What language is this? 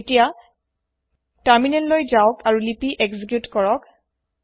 Assamese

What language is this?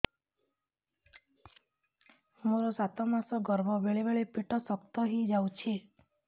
Odia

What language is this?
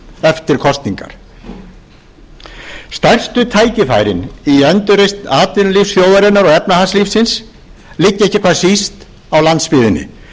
Icelandic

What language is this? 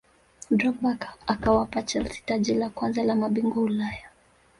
Swahili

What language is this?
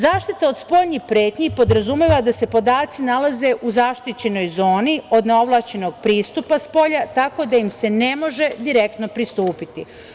Serbian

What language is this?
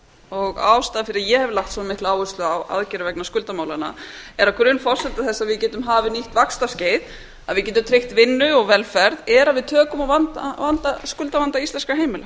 Icelandic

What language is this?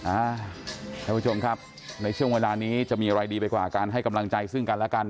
Thai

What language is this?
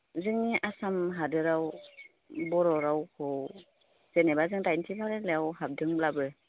Bodo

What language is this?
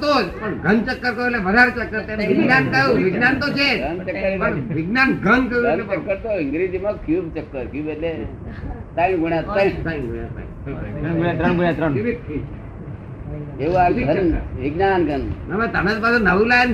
Gujarati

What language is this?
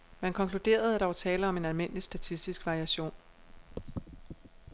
Danish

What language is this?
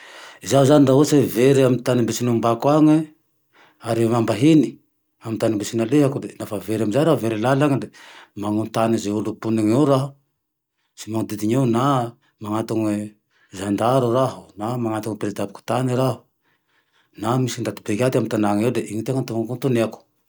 Tandroy-Mahafaly Malagasy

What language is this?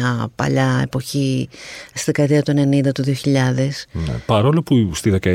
Greek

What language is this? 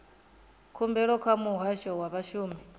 Venda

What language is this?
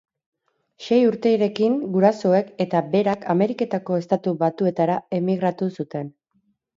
Basque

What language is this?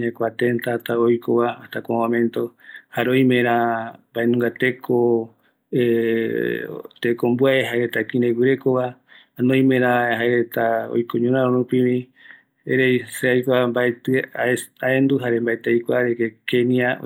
Eastern Bolivian Guaraní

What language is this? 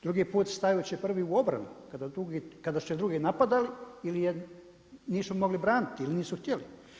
Croatian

